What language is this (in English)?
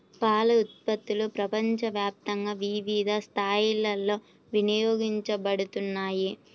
Telugu